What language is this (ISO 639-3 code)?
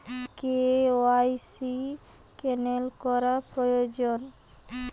ben